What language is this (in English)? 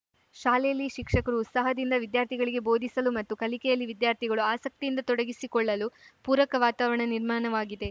Kannada